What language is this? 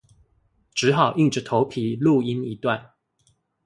Chinese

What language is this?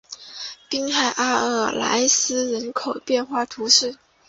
Chinese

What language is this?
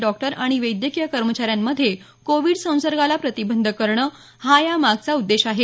Marathi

